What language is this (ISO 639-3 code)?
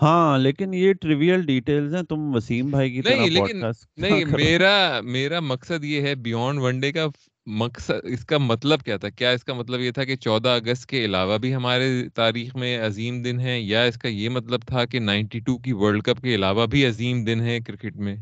urd